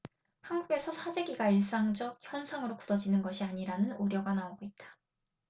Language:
Korean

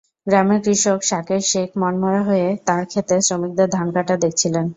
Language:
Bangla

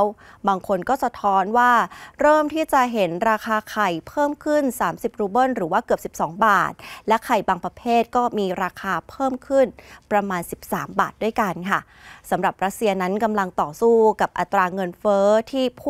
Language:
Thai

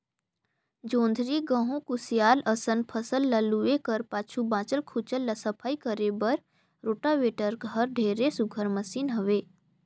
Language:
Chhattisgarhi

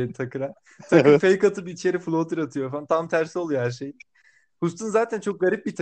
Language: Turkish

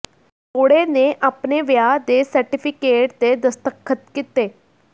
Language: Punjabi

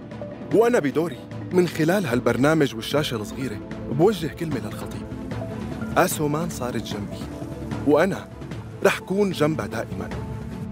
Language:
Arabic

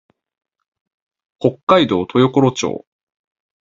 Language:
Japanese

